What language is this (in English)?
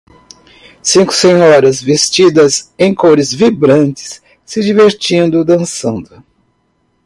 Portuguese